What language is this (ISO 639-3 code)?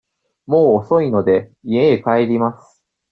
jpn